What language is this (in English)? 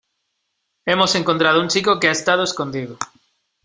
Spanish